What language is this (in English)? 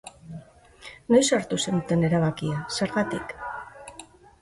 Basque